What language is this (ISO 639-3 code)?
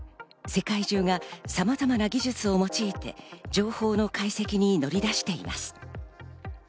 jpn